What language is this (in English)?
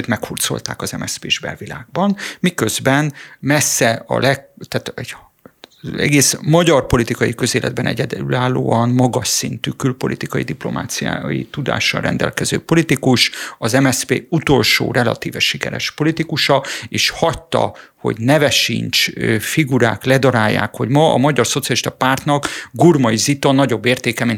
Hungarian